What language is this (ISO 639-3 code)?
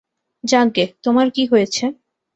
ben